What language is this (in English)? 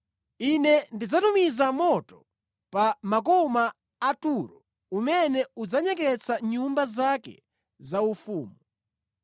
Nyanja